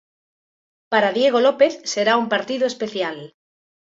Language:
Galician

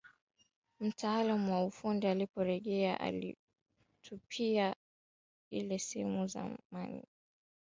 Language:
Swahili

